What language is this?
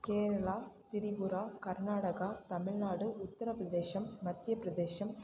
Tamil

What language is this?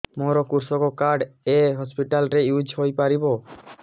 Odia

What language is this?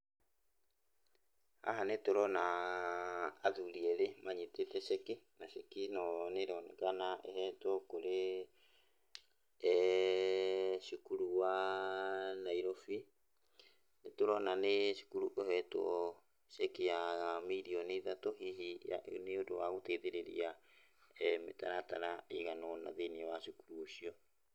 Kikuyu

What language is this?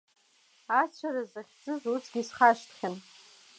Abkhazian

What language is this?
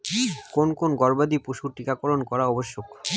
Bangla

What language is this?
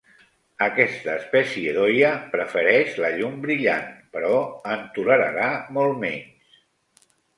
Catalan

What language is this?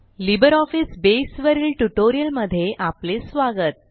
Marathi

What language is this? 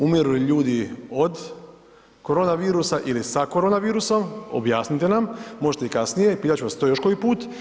Croatian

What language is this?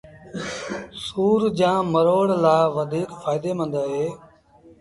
Sindhi Bhil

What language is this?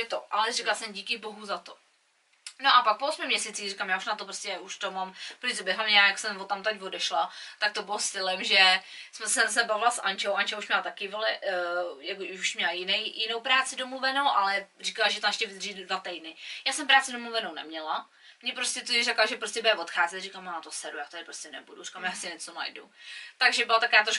Czech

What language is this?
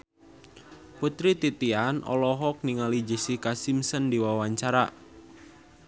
Sundanese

